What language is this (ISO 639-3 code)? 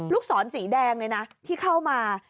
tha